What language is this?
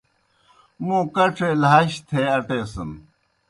Kohistani Shina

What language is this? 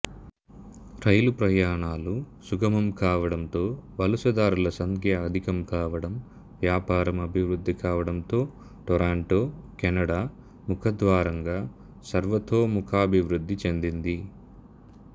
Telugu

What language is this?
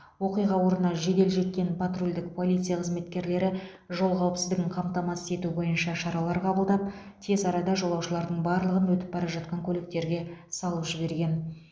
Kazakh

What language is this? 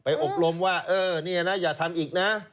Thai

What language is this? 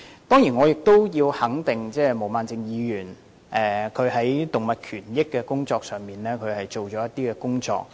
Cantonese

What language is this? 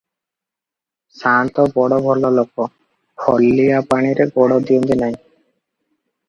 Odia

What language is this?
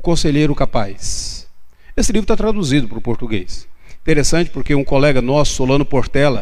Portuguese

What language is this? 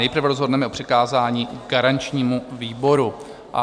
Czech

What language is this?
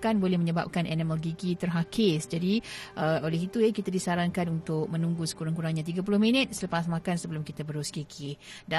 Malay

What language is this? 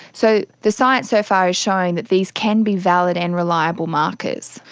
English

